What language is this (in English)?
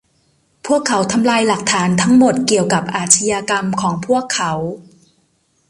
Thai